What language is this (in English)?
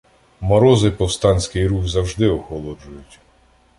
Ukrainian